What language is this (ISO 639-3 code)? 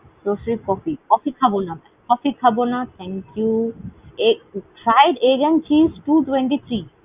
ben